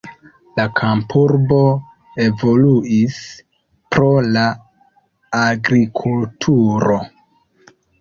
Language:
Esperanto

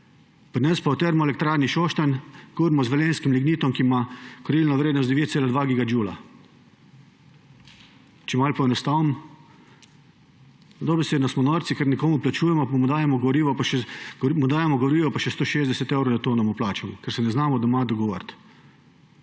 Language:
Slovenian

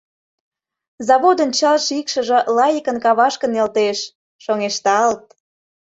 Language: Mari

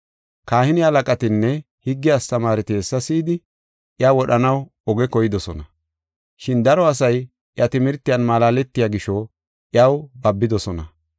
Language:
Gofa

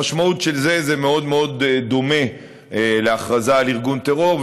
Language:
Hebrew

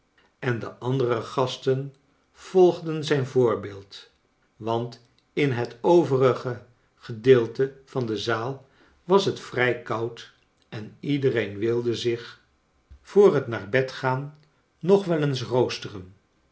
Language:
Dutch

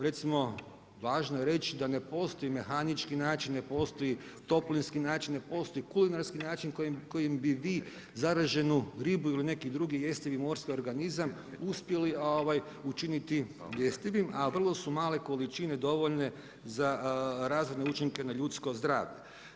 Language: Croatian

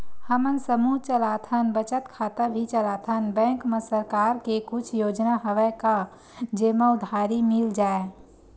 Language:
Chhattisgarhi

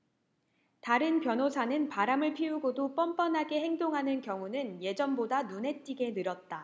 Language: Korean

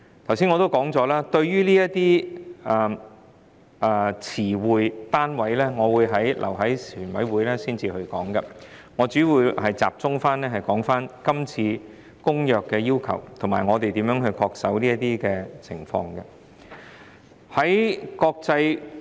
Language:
Cantonese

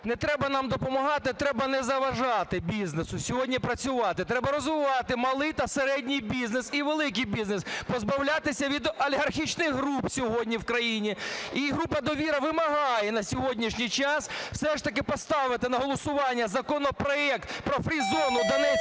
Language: Ukrainian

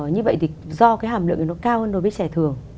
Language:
Vietnamese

